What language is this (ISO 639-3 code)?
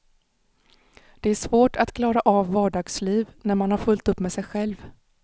swe